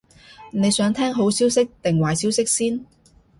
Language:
Cantonese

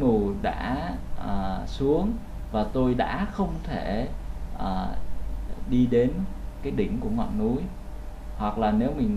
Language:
Vietnamese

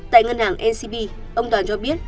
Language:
Vietnamese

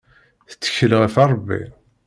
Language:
Kabyle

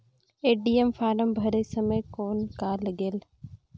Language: Chhattisgarhi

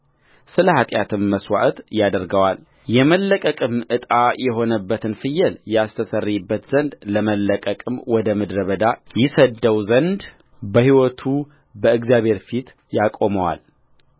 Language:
Amharic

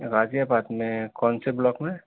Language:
Urdu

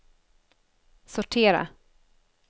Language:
Swedish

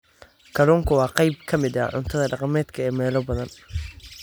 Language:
Somali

